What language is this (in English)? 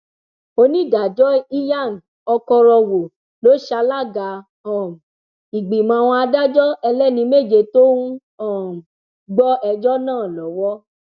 Yoruba